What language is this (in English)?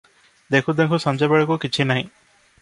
Odia